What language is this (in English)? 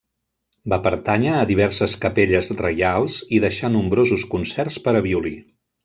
Catalan